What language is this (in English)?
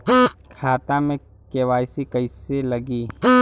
Bhojpuri